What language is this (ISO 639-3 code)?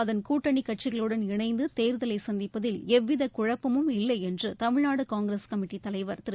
tam